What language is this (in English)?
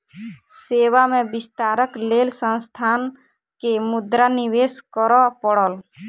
Maithili